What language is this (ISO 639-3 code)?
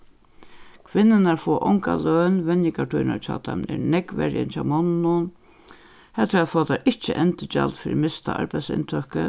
fao